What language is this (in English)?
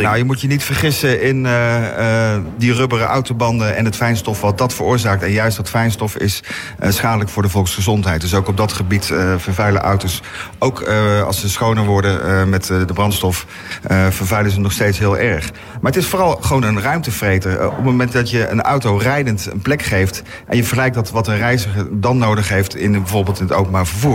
Dutch